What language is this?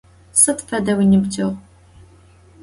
Adyghe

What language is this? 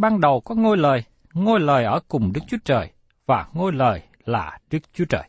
Vietnamese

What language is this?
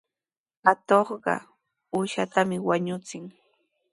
Sihuas Ancash Quechua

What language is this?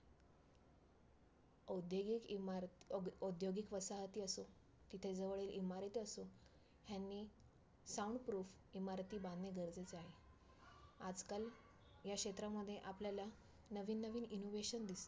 Marathi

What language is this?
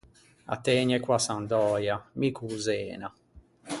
Ligurian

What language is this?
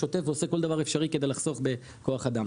Hebrew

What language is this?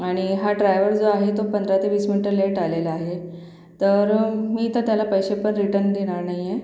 Marathi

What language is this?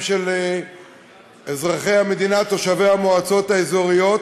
Hebrew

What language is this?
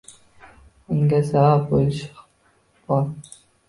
Uzbek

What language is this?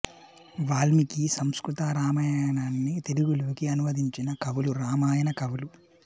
Telugu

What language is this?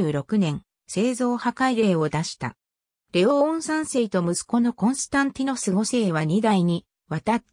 Japanese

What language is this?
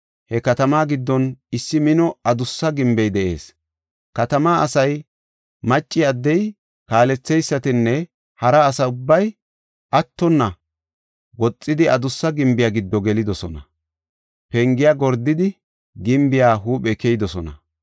Gofa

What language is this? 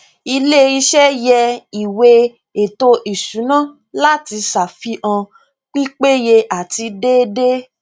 Yoruba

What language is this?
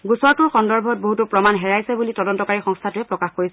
Assamese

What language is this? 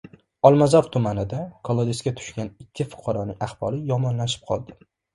Uzbek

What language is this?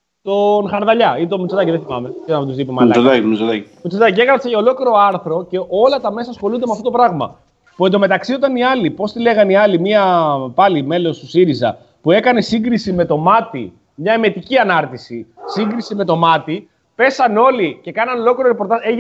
Greek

